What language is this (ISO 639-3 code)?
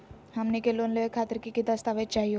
mag